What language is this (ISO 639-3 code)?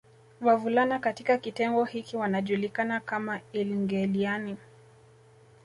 swa